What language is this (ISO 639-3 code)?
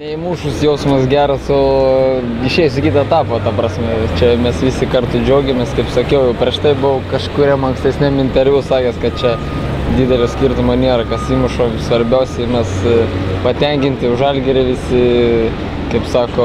lit